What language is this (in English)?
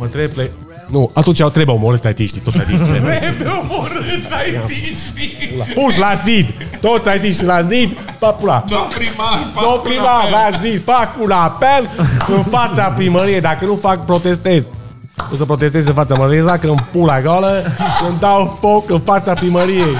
Romanian